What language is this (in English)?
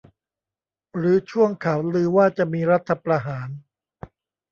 Thai